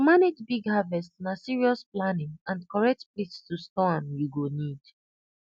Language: Nigerian Pidgin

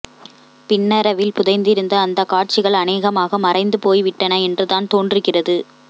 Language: Tamil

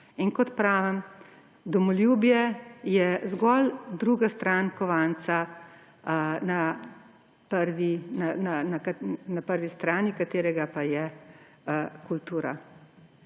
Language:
Slovenian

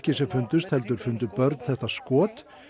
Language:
Icelandic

